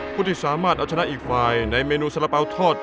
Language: Thai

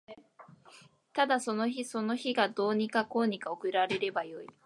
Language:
Japanese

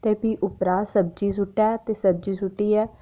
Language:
Dogri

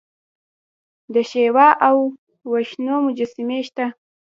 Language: Pashto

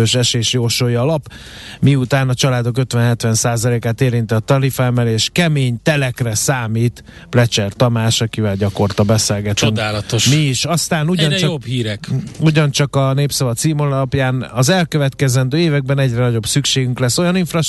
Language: Hungarian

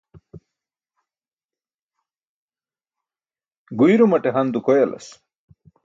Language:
Burushaski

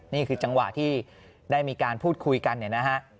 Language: Thai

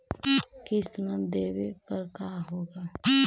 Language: Magahi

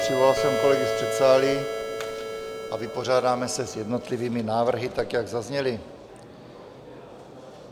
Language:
Czech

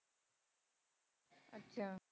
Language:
Punjabi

